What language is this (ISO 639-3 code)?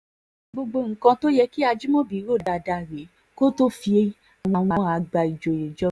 yor